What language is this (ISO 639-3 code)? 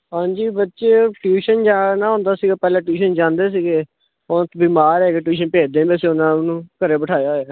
pan